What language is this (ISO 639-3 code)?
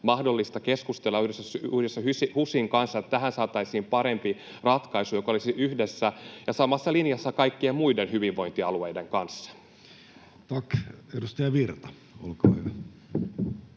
fin